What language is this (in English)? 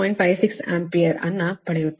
Kannada